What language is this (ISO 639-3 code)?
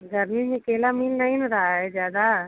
hin